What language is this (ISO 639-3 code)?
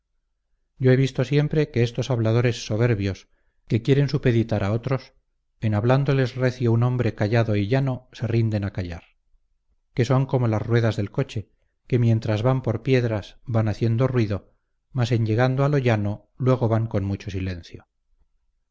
spa